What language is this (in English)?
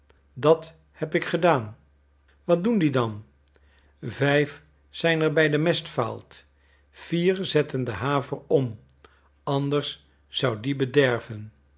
Dutch